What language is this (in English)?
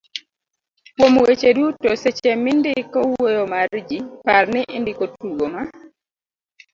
Luo (Kenya and Tanzania)